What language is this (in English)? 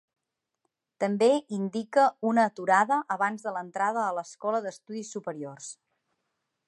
Catalan